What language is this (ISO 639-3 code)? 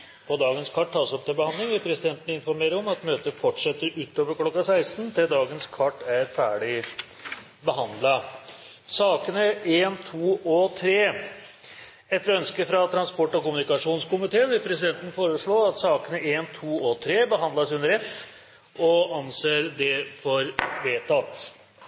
nob